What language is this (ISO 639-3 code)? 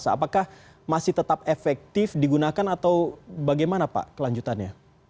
ind